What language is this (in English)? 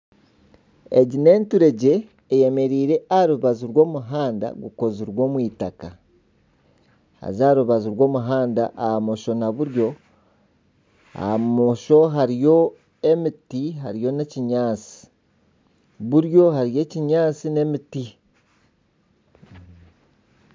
Nyankole